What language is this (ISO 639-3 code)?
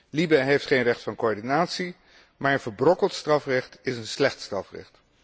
nld